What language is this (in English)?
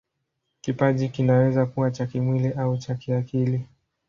Swahili